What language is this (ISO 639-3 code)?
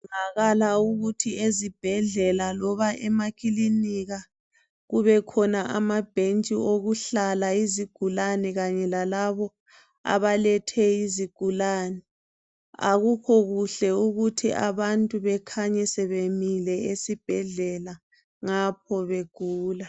nde